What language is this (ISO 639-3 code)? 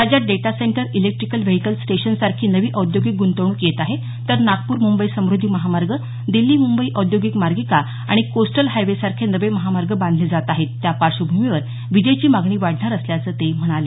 mar